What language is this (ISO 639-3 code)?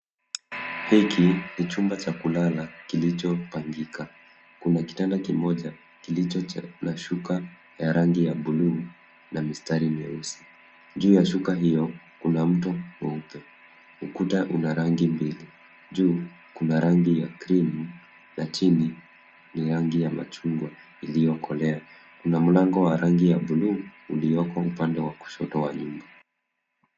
swa